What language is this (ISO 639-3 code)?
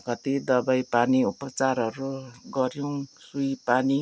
nep